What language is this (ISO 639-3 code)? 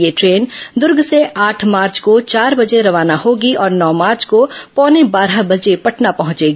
hin